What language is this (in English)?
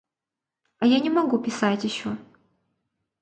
Russian